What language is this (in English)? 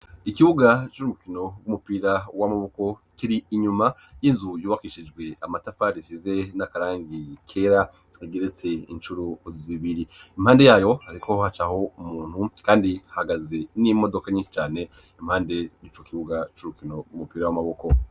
Rundi